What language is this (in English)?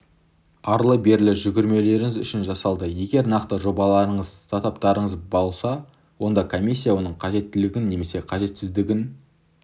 Kazakh